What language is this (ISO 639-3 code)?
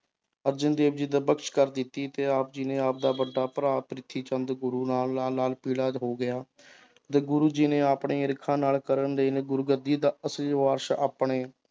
pan